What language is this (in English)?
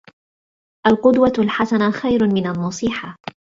Arabic